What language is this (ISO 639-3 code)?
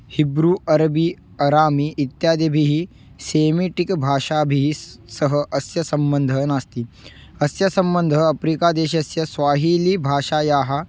san